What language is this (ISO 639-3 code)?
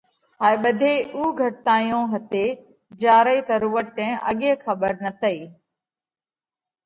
kvx